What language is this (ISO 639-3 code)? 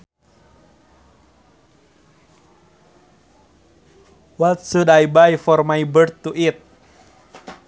sun